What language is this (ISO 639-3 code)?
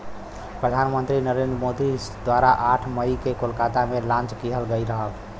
bho